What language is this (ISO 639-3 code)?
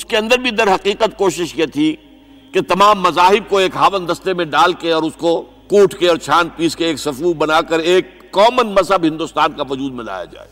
urd